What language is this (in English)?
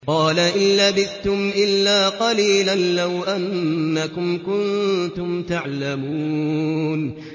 Arabic